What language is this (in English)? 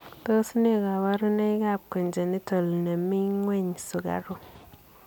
Kalenjin